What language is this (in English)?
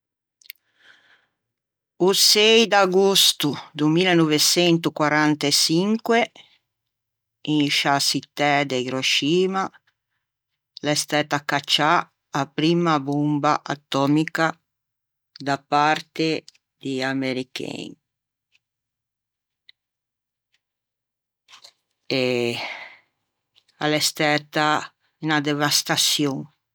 Ligurian